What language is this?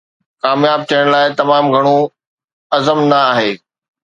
Sindhi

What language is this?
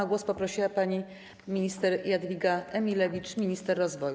Polish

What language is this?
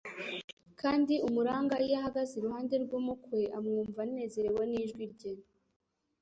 Kinyarwanda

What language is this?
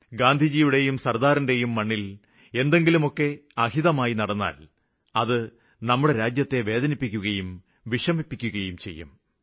Malayalam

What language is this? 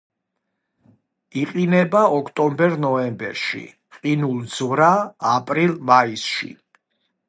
Georgian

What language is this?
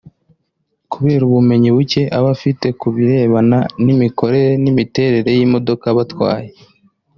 Kinyarwanda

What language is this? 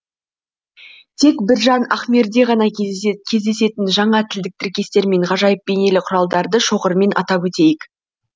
Kazakh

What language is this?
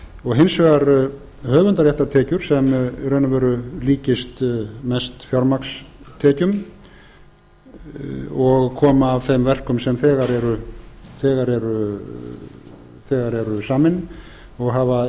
Icelandic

